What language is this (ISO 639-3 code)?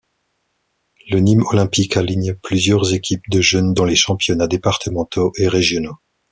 fra